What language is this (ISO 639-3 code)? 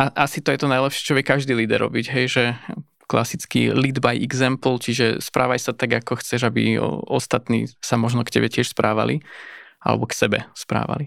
slk